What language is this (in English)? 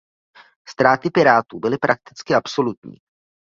Czech